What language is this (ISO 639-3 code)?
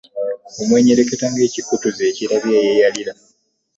lug